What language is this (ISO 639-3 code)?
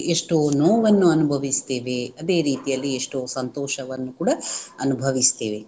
kan